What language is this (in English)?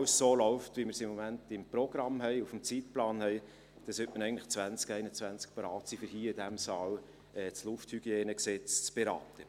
Swiss German